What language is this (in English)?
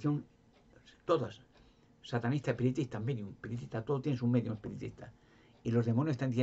Spanish